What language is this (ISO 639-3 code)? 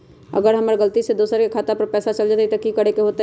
mag